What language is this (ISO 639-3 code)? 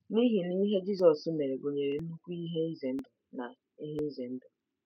ibo